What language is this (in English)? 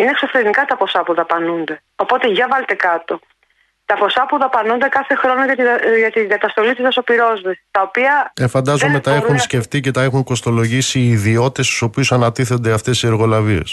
Greek